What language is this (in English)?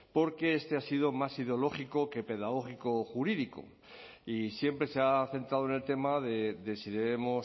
Spanish